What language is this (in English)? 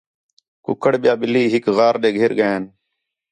Khetrani